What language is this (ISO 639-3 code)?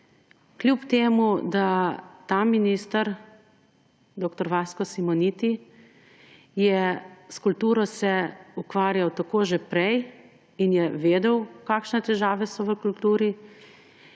slv